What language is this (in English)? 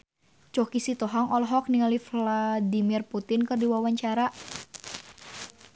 Sundanese